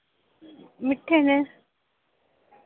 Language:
Dogri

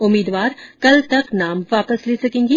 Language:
Hindi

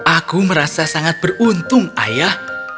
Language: Indonesian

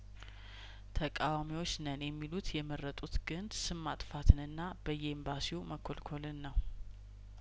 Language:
Amharic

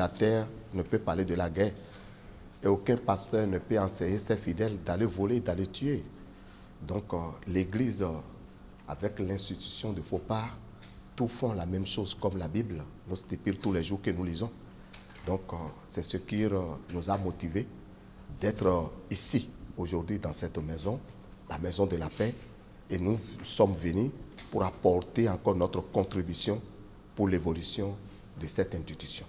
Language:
French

